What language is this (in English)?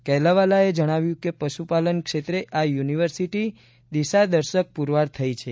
Gujarati